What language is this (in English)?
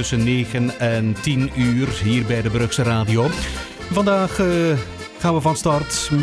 Dutch